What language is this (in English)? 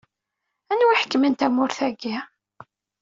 Kabyle